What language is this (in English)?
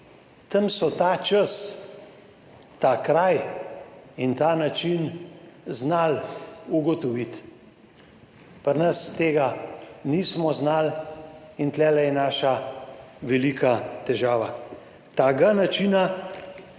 Slovenian